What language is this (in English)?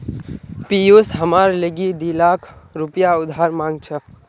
Magahi